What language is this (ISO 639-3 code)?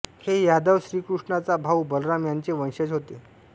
mar